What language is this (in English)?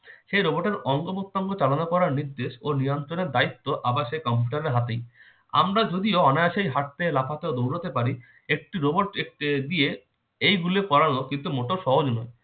Bangla